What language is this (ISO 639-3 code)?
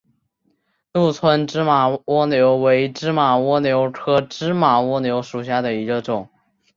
zho